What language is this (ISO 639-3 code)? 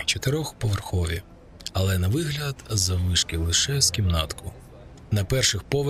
ukr